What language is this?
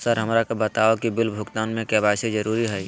Magahi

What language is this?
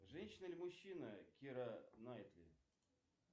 Russian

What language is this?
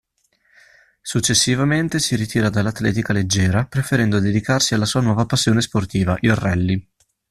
Italian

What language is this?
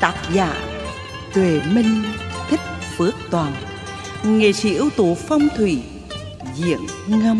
Vietnamese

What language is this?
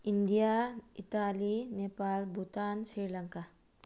Manipuri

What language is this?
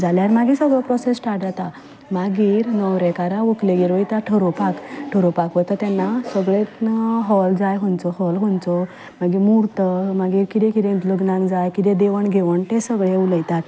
Konkani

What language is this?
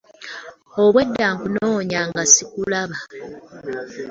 Ganda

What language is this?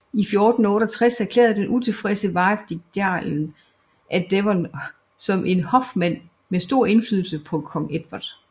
Danish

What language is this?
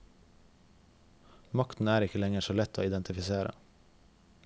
Norwegian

